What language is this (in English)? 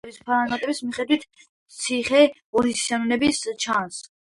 Georgian